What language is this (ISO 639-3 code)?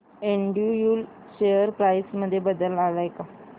mar